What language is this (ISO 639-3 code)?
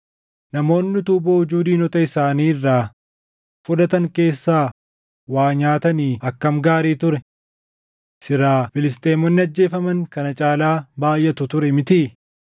orm